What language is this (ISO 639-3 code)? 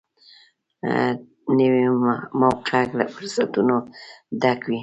pus